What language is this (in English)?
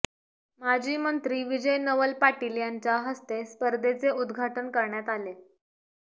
Marathi